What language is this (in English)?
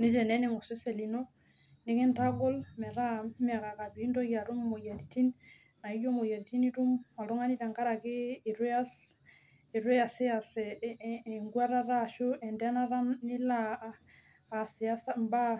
Masai